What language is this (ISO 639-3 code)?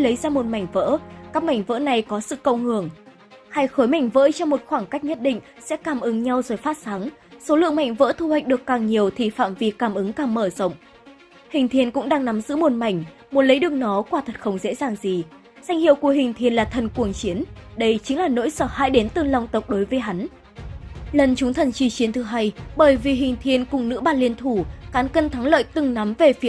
vie